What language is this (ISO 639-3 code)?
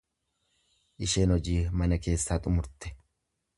orm